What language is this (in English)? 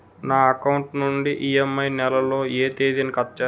Telugu